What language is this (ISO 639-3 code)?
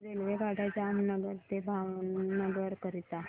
mar